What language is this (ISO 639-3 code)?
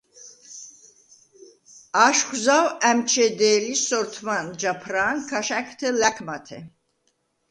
sva